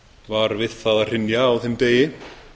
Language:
Icelandic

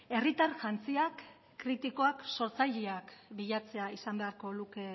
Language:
Basque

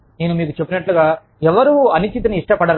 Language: Telugu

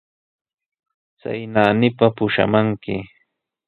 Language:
Sihuas Ancash Quechua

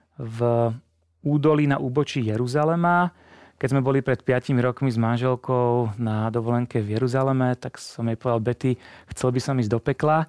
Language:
Czech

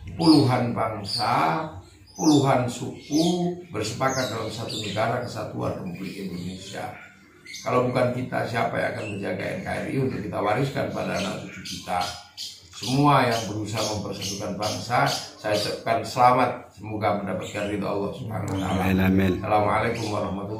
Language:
Indonesian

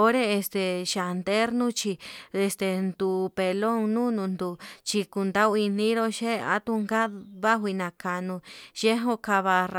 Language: Yutanduchi Mixtec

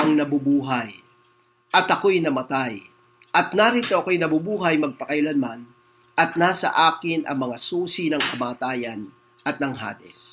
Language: Filipino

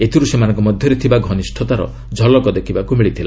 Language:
Odia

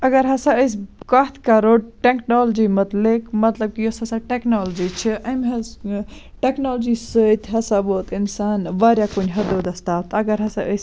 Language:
Kashmiri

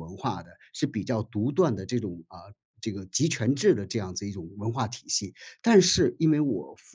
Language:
Chinese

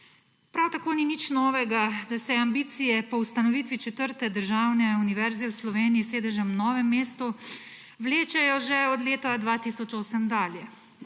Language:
Slovenian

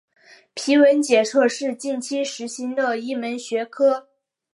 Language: Chinese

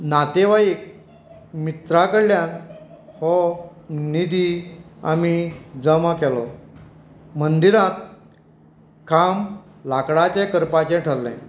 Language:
Konkani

